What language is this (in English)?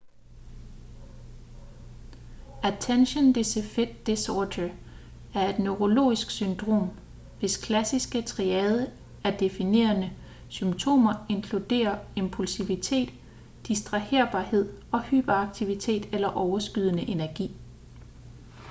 Danish